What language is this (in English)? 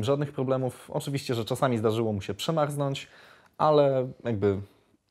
Polish